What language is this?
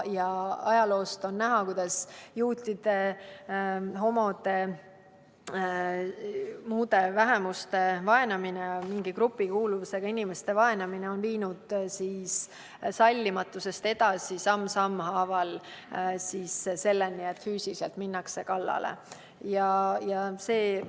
Estonian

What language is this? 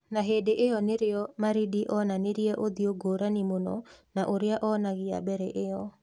Kikuyu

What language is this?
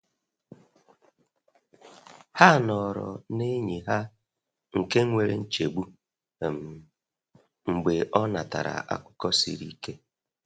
Igbo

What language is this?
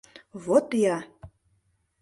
Mari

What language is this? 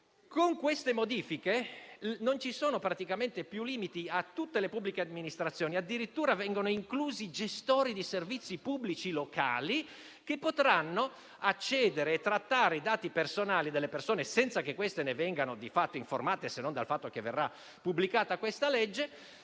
Italian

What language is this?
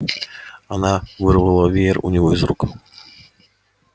Russian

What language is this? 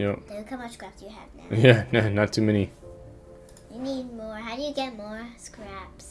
English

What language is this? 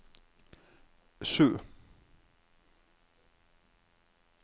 Norwegian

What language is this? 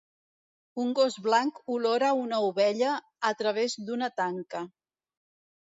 Catalan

